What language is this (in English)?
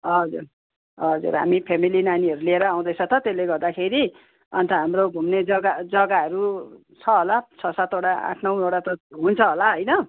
Nepali